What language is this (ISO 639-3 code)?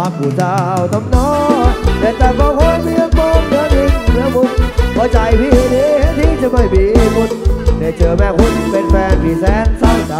tha